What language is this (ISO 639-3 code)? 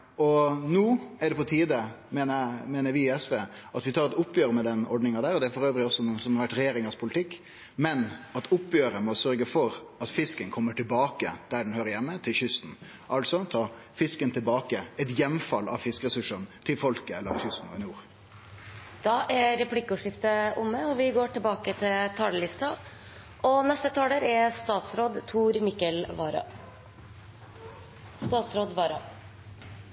nor